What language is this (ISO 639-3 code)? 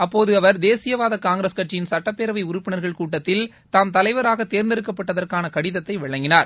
tam